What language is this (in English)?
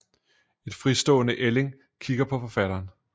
Danish